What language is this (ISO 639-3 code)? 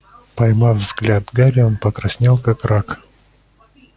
rus